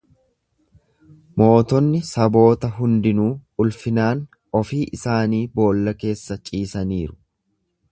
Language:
Oromo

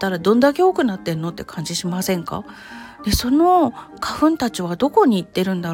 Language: Japanese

